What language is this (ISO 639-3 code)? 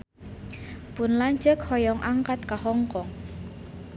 sun